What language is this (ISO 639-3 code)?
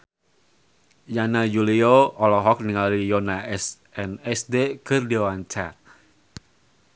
sun